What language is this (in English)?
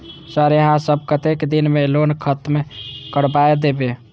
Maithili